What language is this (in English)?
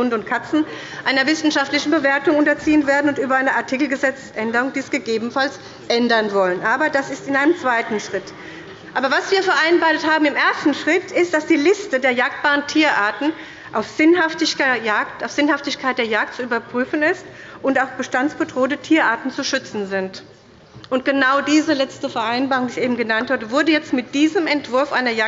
German